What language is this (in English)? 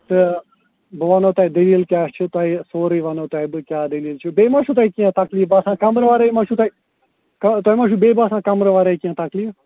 Kashmiri